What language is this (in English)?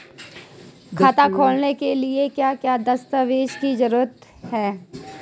Hindi